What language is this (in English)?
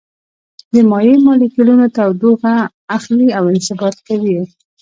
Pashto